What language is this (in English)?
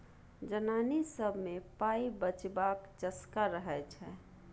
Maithili